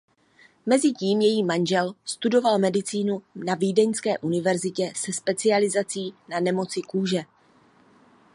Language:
Czech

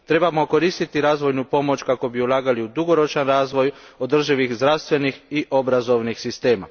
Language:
Croatian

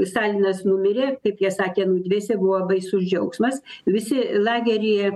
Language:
Lithuanian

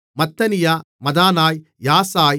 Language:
Tamil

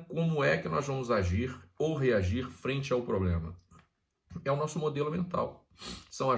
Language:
Portuguese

